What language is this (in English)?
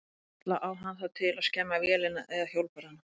Icelandic